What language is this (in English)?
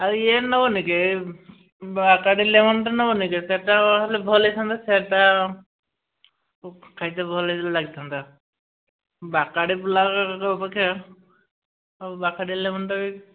Odia